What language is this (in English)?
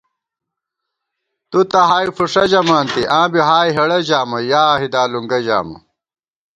Gawar-Bati